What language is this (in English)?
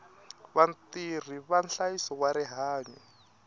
Tsonga